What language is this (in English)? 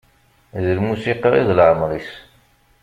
Kabyle